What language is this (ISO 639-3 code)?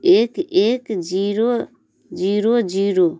mai